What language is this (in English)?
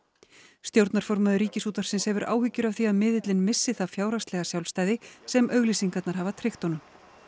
Icelandic